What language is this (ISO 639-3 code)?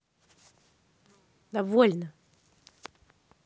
rus